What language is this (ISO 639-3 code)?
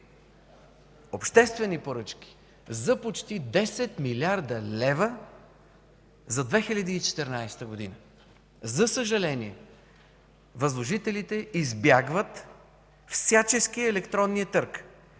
bul